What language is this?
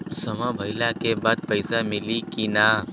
Bhojpuri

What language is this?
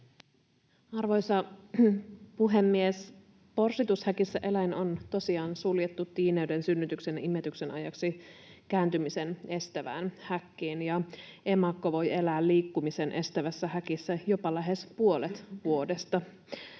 Finnish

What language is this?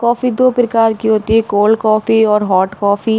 Hindi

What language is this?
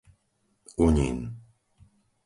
Slovak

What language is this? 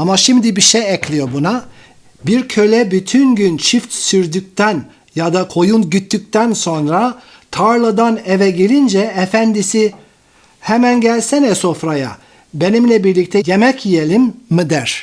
Turkish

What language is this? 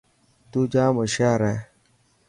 Dhatki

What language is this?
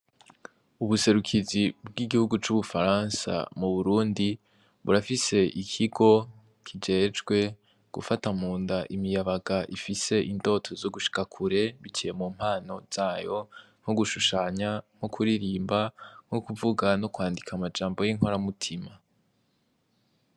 Rundi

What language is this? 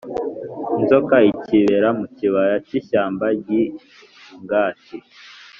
Kinyarwanda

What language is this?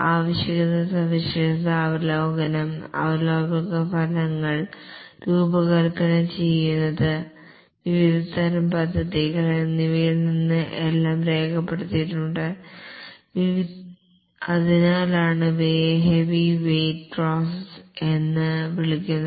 Malayalam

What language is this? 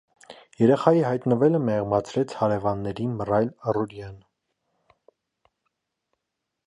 Armenian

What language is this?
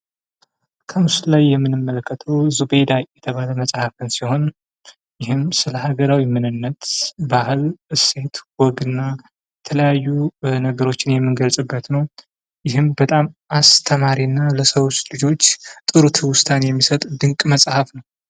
Amharic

